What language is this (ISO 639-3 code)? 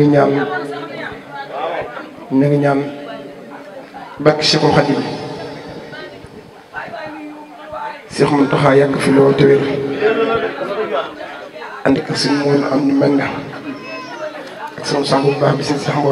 ara